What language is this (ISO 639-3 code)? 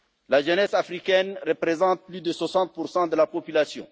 fra